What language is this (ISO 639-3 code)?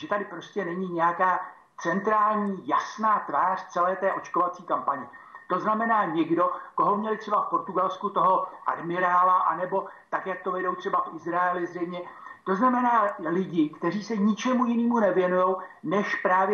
ces